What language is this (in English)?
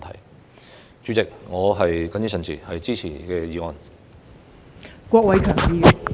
Cantonese